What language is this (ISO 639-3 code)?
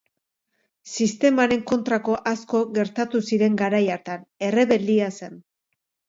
eus